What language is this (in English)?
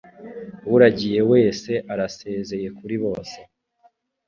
Kinyarwanda